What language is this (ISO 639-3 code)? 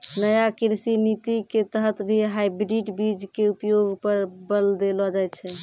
mai